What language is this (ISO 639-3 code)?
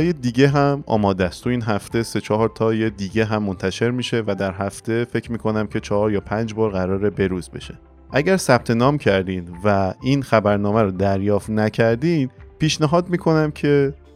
fas